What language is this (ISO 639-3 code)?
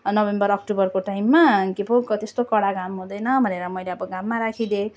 nep